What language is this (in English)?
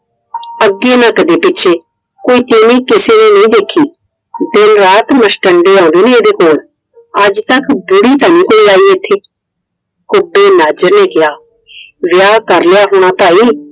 Punjabi